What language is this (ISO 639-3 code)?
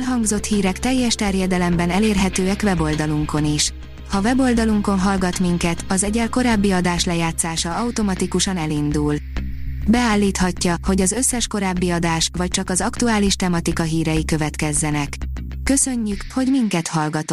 hun